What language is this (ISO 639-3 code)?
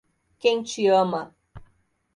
por